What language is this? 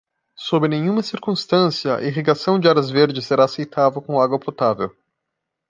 Portuguese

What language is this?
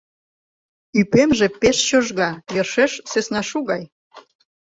Mari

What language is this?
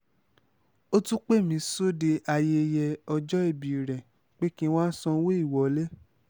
Yoruba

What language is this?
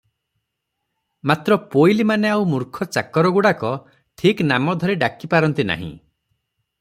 Odia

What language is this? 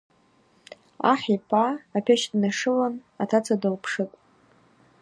Abaza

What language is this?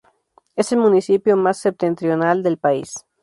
Spanish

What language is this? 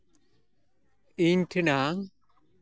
Santali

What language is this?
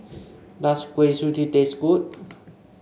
English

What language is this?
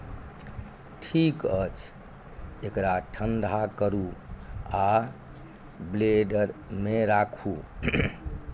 Maithili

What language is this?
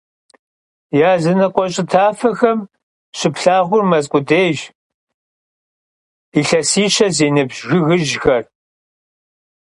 Kabardian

